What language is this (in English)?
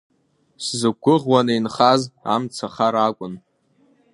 Abkhazian